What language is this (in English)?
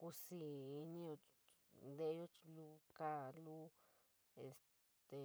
San Miguel El Grande Mixtec